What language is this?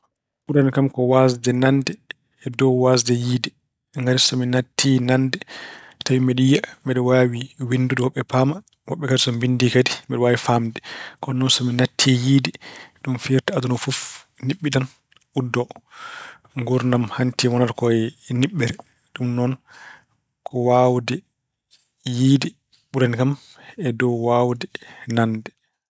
Fula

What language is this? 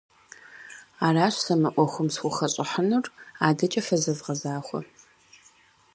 Kabardian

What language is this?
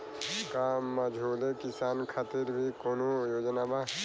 Bhojpuri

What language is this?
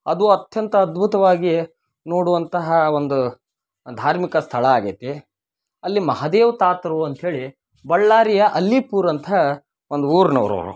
Kannada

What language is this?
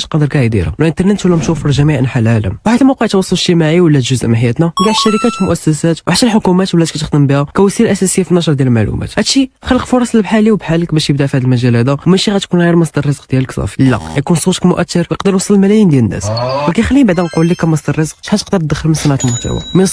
Arabic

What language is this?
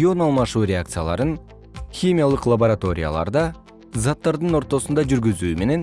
Kyrgyz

